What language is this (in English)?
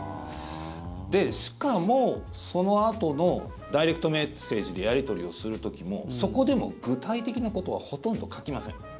Japanese